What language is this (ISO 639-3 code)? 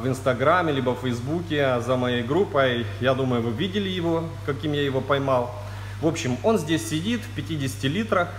rus